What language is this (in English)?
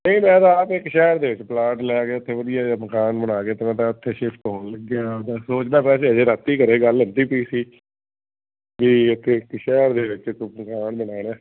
Punjabi